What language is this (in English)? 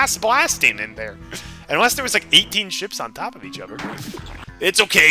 English